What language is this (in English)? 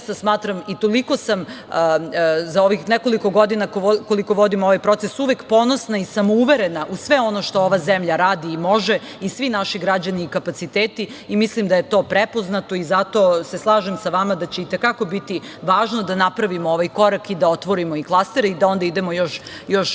Serbian